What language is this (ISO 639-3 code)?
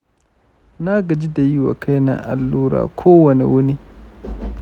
hau